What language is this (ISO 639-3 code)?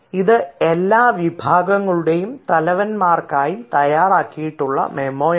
mal